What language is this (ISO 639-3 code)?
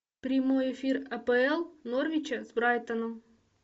rus